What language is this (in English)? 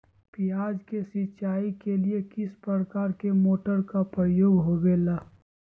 Magahi